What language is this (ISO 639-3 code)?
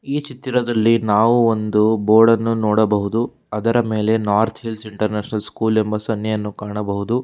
kan